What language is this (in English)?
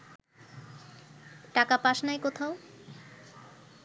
Bangla